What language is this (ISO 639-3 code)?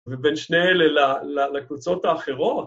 heb